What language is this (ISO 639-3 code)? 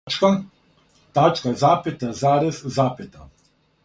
srp